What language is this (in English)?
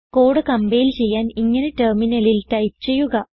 Malayalam